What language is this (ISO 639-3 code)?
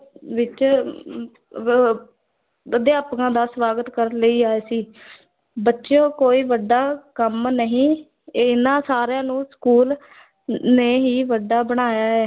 pan